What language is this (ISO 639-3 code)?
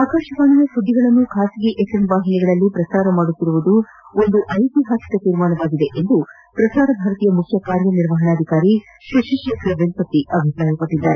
kan